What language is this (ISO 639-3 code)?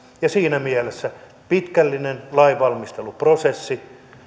fin